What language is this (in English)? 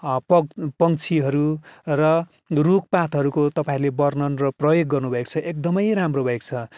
Nepali